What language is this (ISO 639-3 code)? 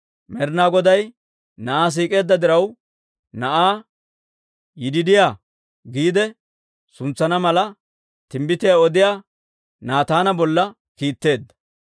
dwr